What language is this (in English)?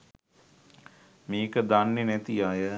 Sinhala